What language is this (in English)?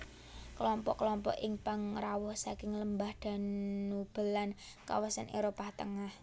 Javanese